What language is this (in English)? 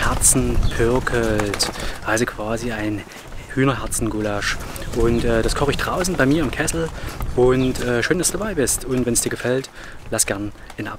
German